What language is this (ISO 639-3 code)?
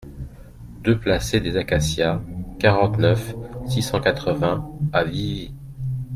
fra